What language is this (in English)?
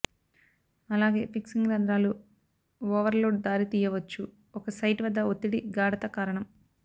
Telugu